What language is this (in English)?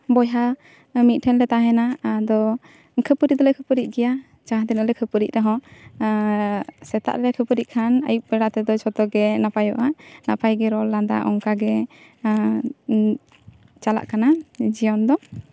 Santali